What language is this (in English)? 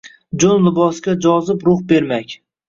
Uzbek